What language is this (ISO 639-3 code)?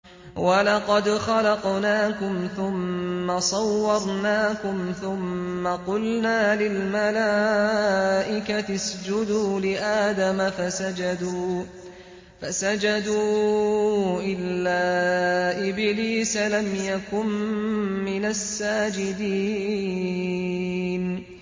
ara